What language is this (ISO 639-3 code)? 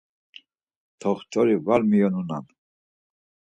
lzz